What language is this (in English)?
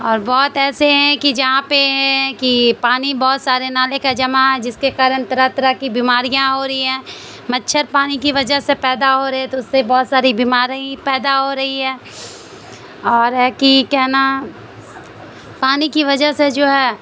Urdu